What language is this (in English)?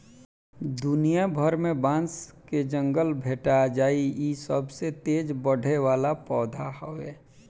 Bhojpuri